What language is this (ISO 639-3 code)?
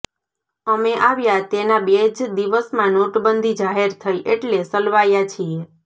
guj